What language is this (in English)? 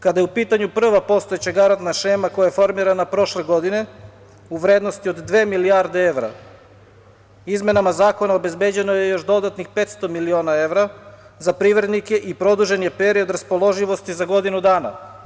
Serbian